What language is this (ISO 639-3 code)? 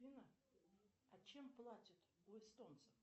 rus